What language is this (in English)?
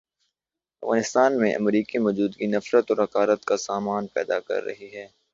Urdu